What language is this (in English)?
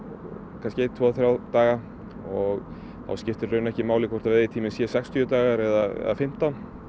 Icelandic